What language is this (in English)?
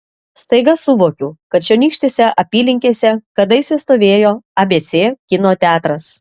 Lithuanian